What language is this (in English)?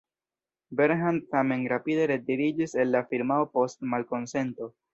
Esperanto